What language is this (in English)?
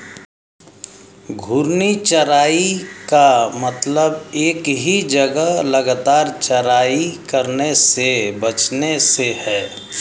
Hindi